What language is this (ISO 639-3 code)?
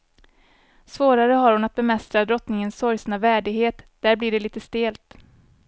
swe